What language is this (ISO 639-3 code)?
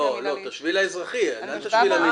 heb